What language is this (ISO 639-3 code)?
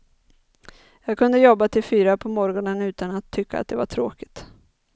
swe